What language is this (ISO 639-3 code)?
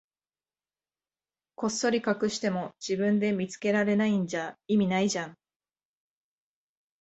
jpn